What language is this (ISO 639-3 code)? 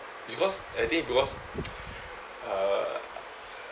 eng